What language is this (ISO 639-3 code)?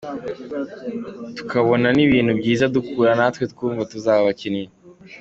kin